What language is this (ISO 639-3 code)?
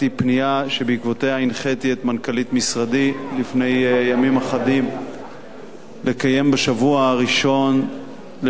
heb